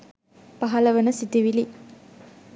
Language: Sinhala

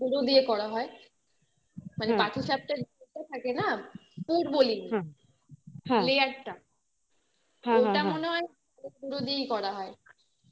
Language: Bangla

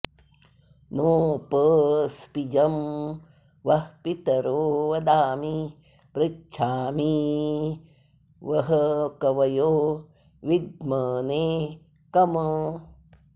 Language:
Sanskrit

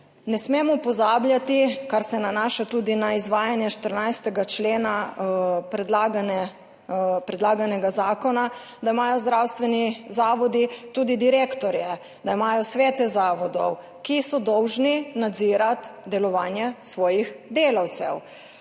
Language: Slovenian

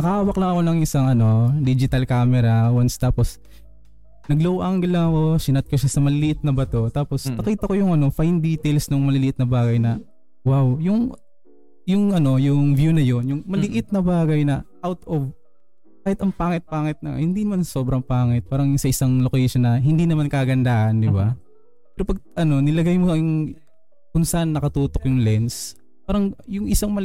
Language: Filipino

